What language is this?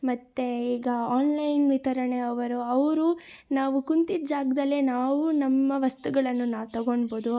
Kannada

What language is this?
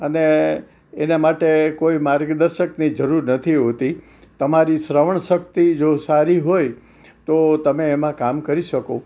Gujarati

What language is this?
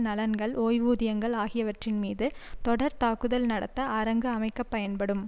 Tamil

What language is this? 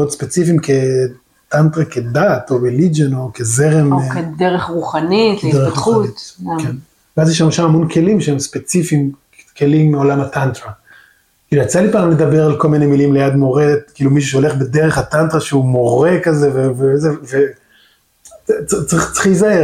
Hebrew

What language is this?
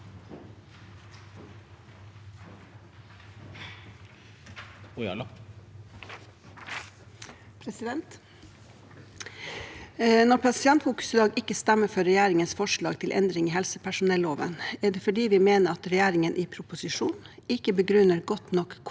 Norwegian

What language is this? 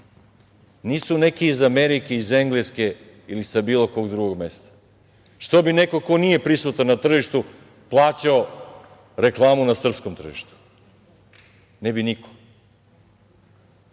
Serbian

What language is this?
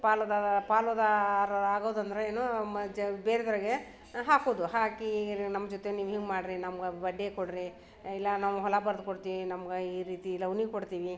Kannada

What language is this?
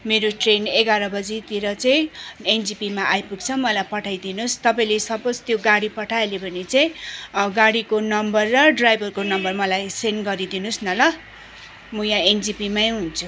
Nepali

